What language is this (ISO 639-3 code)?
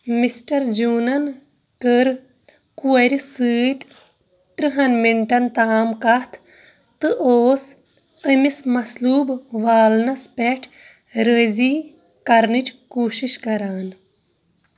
kas